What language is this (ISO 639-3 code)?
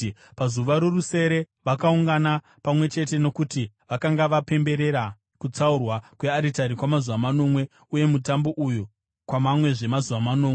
sna